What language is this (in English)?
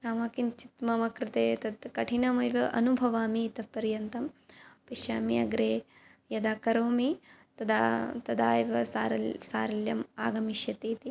Sanskrit